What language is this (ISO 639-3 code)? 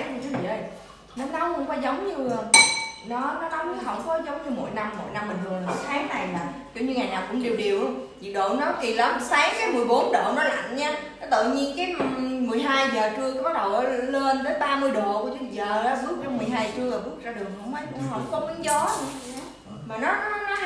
vie